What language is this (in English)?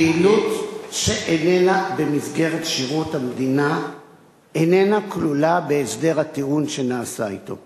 Hebrew